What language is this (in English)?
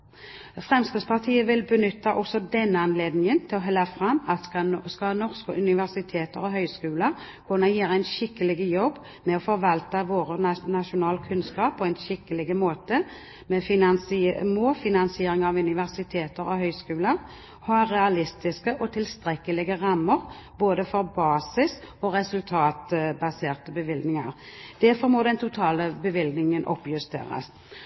Norwegian Bokmål